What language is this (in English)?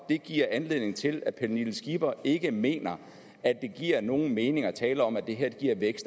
Danish